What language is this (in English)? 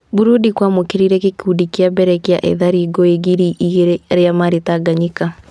Kikuyu